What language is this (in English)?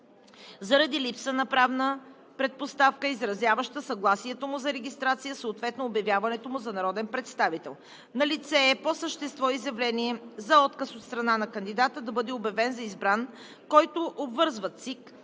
Bulgarian